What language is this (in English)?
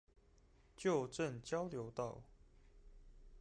Chinese